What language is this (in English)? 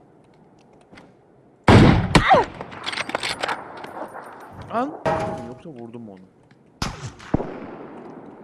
Turkish